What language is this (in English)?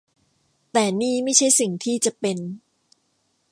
Thai